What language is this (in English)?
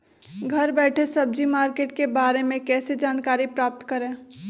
Magahi